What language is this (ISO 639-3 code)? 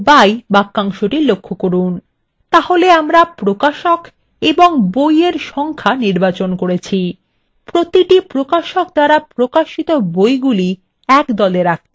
ben